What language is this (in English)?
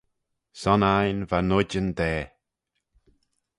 Manx